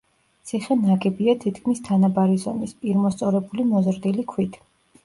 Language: Georgian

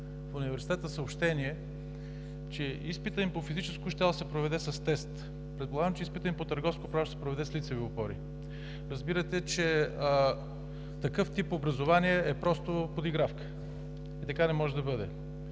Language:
Bulgarian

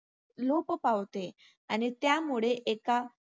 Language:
Marathi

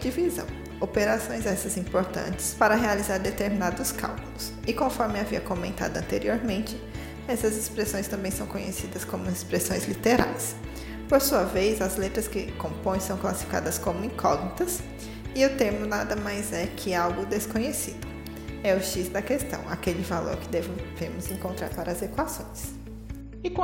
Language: Portuguese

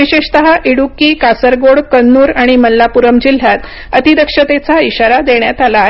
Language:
Marathi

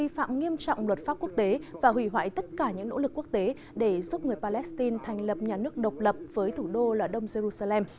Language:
Vietnamese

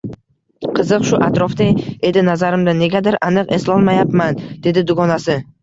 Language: Uzbek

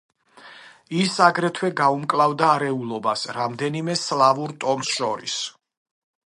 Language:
Georgian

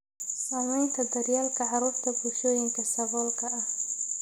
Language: Somali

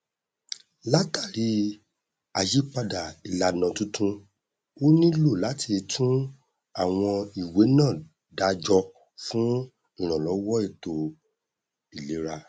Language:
Yoruba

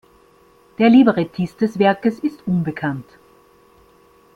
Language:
German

